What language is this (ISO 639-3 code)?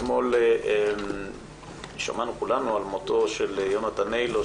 heb